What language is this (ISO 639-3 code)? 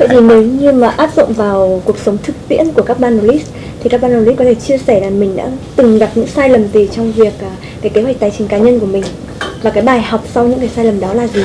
vie